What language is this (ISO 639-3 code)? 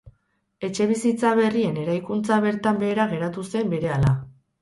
eus